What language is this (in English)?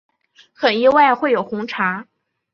Chinese